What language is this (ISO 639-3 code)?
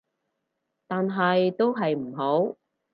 yue